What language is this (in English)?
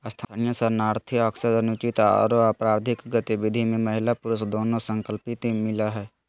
Magahi